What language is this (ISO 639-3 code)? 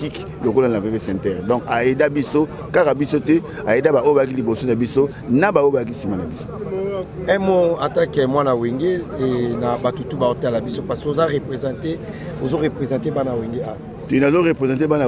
fra